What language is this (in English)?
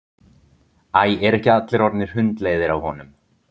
Icelandic